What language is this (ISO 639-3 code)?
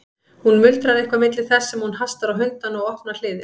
isl